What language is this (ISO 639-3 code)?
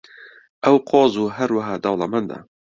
ckb